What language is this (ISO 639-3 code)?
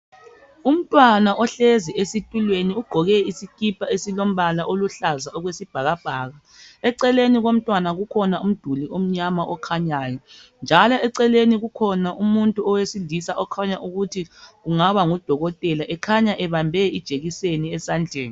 nde